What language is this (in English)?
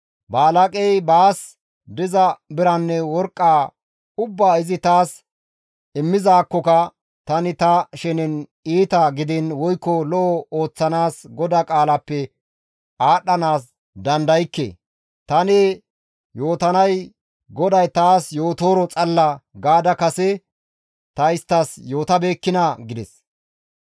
Gamo